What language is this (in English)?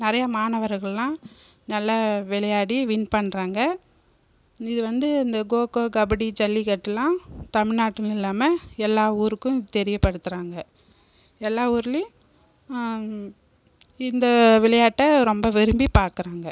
Tamil